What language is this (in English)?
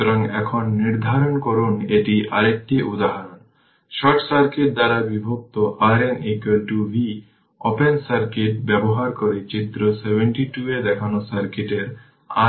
Bangla